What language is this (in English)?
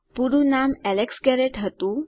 Gujarati